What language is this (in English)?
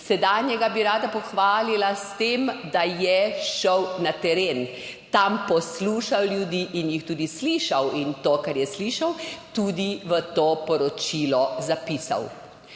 Slovenian